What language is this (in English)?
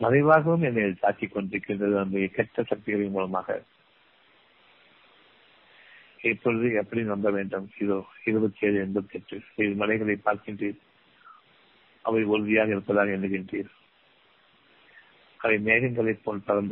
Tamil